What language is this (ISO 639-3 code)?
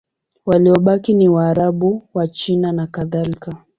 swa